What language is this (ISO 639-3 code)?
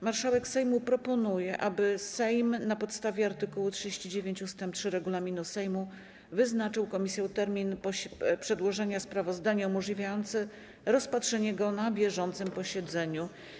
pol